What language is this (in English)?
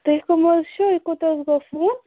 Kashmiri